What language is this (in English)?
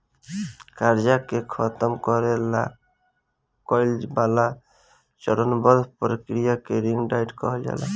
Bhojpuri